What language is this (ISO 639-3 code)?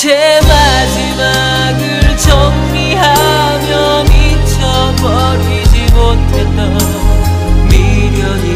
kor